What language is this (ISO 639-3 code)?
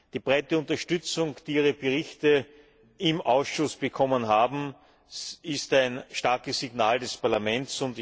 deu